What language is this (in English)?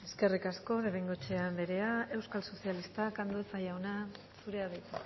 Basque